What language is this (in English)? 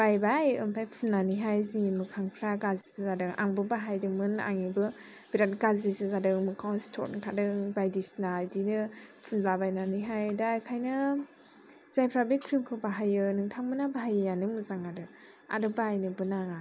Bodo